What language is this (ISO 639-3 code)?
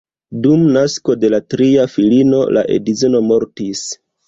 epo